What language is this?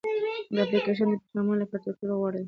Pashto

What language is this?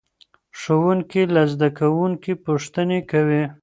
Pashto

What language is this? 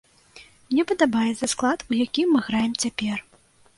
Belarusian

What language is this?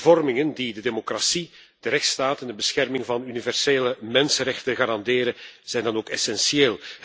Dutch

